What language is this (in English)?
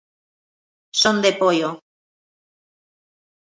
Galician